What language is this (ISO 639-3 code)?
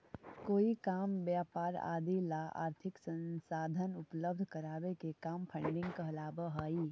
mag